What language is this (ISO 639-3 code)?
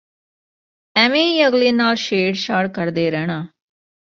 pan